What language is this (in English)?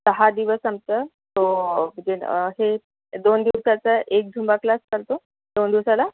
Marathi